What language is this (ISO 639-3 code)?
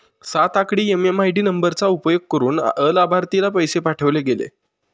mar